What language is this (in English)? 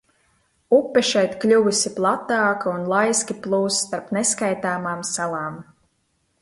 Latvian